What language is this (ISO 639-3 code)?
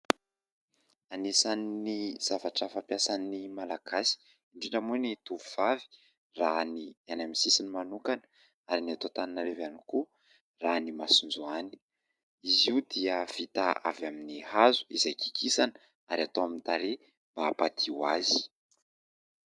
mlg